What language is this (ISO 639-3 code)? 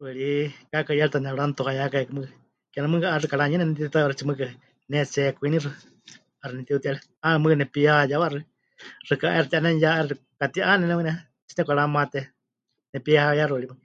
hch